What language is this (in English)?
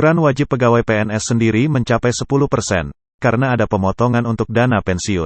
Indonesian